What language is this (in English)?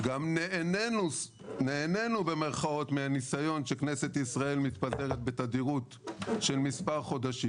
Hebrew